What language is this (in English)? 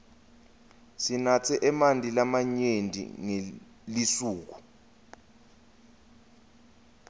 Swati